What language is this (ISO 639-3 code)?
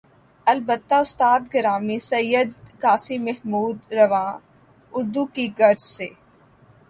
urd